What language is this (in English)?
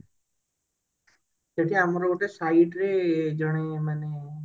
Odia